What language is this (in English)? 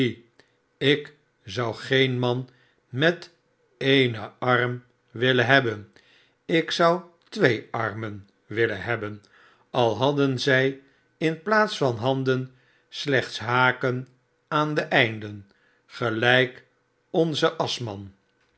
Dutch